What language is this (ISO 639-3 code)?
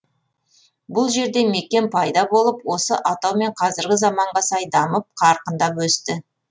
kaz